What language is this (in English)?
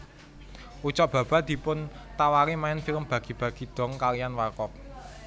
Javanese